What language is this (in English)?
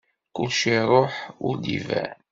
Kabyle